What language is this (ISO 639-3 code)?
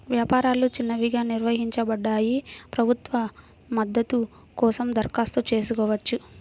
tel